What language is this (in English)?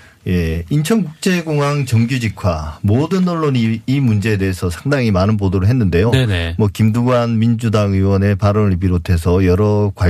Korean